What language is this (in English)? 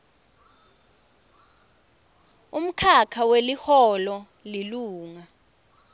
Swati